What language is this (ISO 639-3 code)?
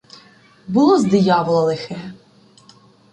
ukr